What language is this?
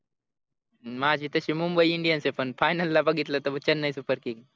Marathi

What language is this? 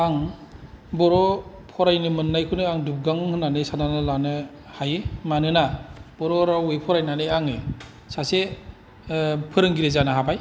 Bodo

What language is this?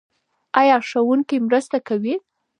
Pashto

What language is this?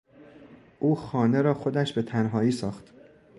Persian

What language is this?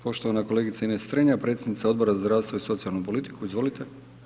Croatian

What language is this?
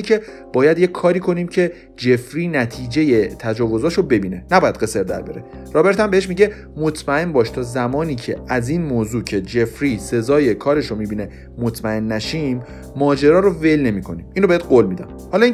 Persian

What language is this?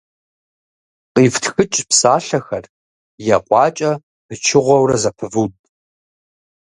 Kabardian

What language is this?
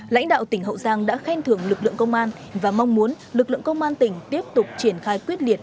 Vietnamese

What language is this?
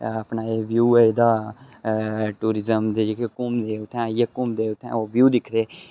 Dogri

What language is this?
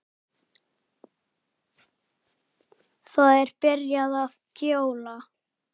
Icelandic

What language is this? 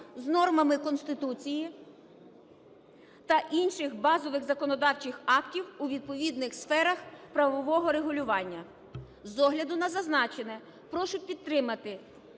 Ukrainian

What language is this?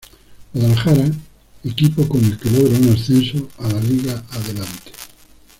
Spanish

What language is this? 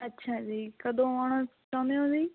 Punjabi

